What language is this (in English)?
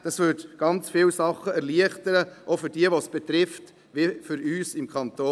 Swiss German